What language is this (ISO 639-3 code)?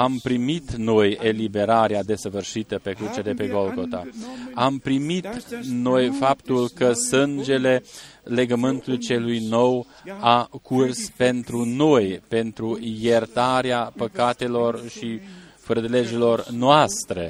ron